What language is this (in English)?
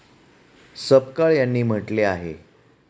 Marathi